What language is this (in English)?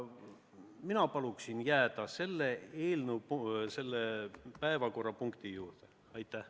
Estonian